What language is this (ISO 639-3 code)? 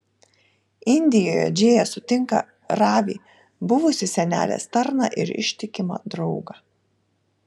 lit